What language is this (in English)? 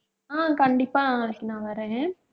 Tamil